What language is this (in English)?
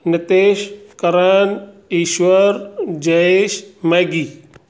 Sindhi